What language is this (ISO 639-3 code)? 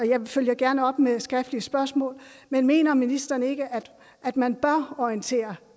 dan